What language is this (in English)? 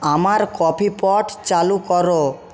Bangla